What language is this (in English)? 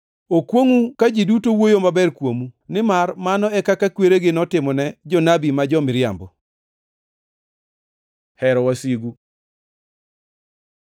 Luo (Kenya and Tanzania)